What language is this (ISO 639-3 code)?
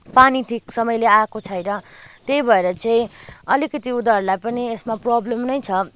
nep